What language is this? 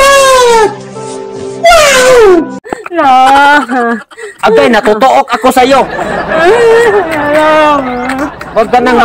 Filipino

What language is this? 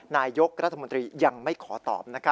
Thai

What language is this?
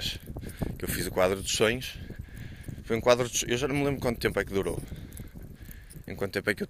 Portuguese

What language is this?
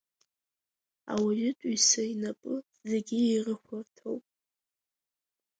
Abkhazian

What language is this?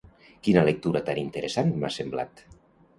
Catalan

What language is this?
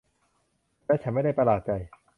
Thai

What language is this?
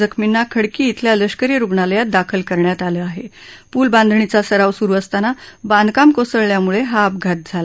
Marathi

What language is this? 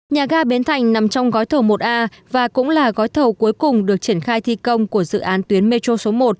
Vietnamese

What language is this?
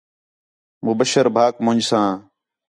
Khetrani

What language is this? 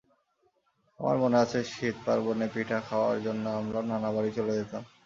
Bangla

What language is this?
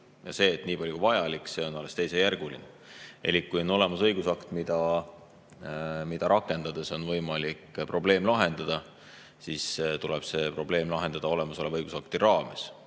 Estonian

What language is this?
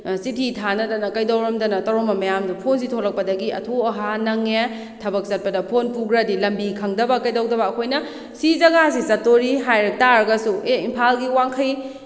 Manipuri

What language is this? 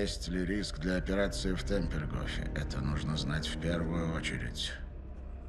Russian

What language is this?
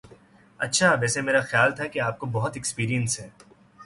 Urdu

